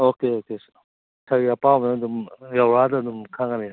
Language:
Manipuri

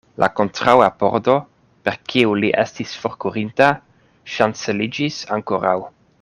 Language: Esperanto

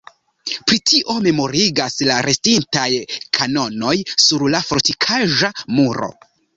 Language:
Esperanto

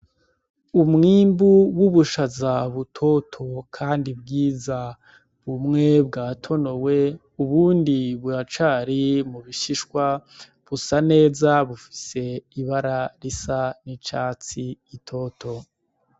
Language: Rundi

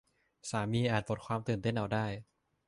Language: Thai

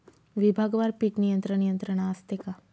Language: Marathi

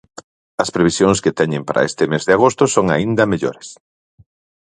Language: Galician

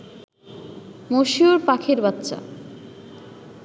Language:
Bangla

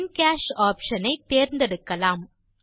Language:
Tamil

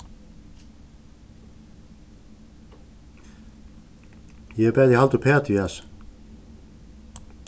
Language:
Faroese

